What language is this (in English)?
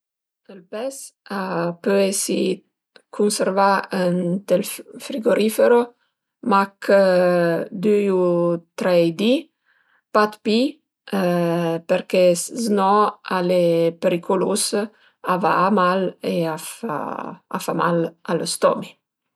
Piedmontese